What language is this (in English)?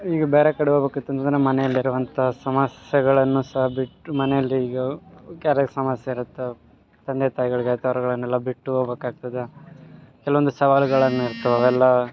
Kannada